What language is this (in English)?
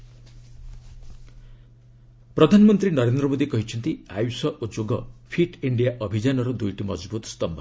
Odia